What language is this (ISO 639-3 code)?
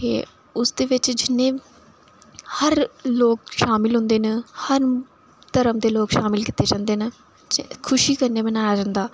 doi